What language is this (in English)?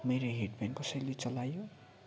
Nepali